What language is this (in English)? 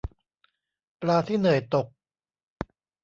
Thai